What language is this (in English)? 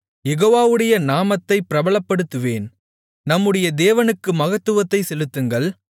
Tamil